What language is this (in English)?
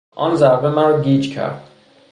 Persian